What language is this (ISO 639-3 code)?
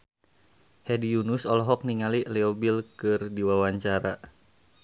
sun